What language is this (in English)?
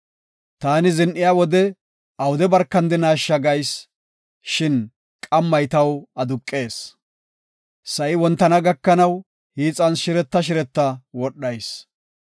Gofa